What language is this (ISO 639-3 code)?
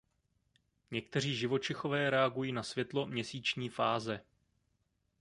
ces